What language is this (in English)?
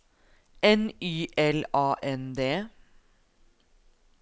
Norwegian